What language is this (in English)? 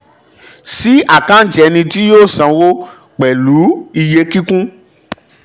Yoruba